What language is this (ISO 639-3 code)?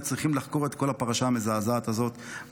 heb